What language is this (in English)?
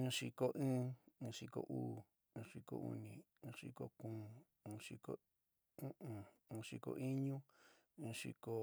San Miguel El Grande Mixtec